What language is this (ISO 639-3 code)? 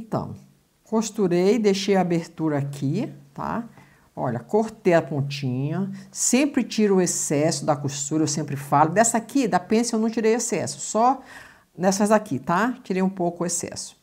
por